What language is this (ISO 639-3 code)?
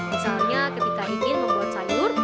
ind